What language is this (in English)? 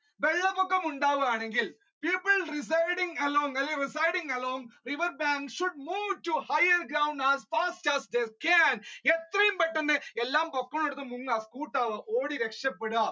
Malayalam